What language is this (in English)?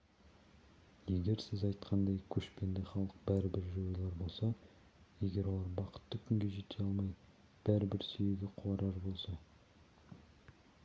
Kazakh